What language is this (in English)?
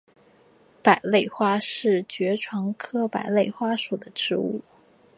Chinese